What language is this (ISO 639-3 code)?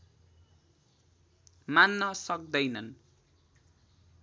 nep